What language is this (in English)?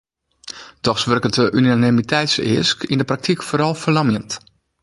Western Frisian